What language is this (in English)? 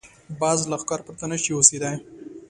Pashto